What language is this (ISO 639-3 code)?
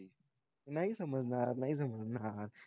mar